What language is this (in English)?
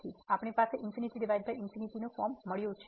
Gujarati